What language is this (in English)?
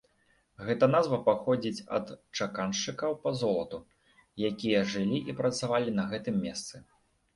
Belarusian